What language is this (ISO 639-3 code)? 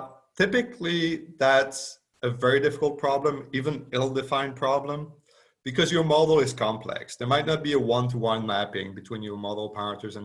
eng